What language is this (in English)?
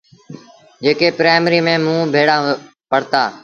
Sindhi Bhil